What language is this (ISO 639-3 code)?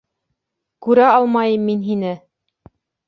bak